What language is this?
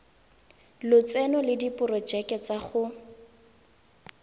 Tswana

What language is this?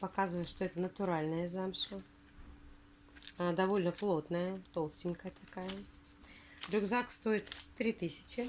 Russian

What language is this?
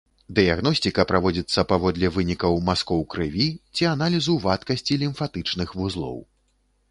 Belarusian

